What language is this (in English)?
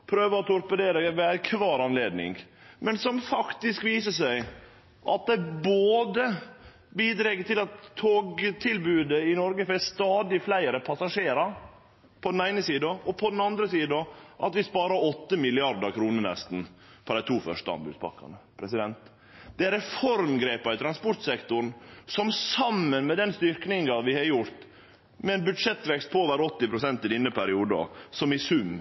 Norwegian Nynorsk